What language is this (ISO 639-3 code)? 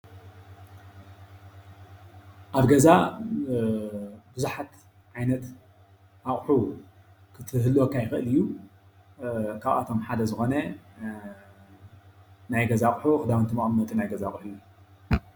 tir